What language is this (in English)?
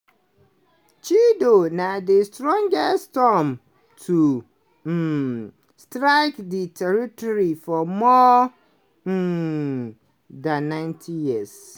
Nigerian Pidgin